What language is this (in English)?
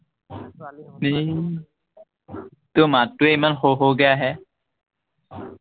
Assamese